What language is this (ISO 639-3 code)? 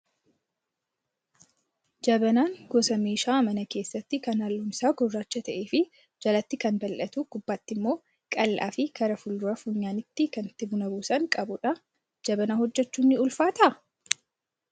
orm